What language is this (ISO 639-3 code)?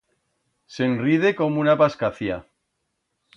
arg